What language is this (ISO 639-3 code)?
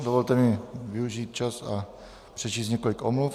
ces